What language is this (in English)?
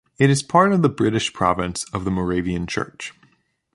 English